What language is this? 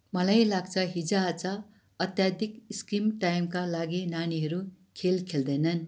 Nepali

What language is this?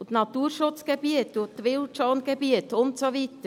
Swiss German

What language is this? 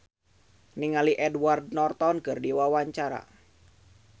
Sundanese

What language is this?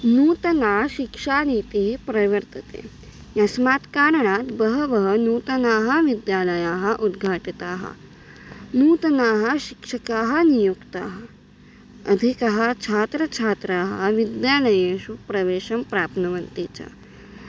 Sanskrit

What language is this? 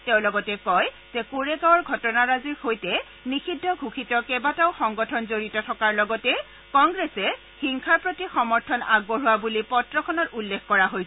Assamese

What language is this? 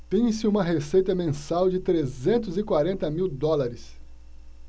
Portuguese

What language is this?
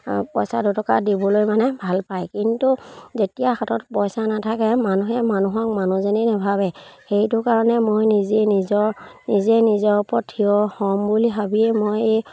Assamese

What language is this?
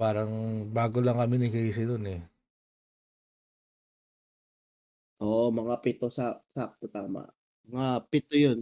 Filipino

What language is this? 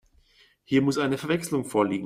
German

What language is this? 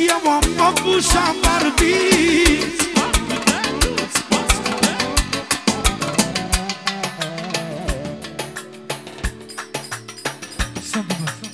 Romanian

